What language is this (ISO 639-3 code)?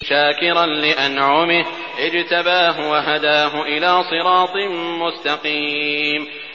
ara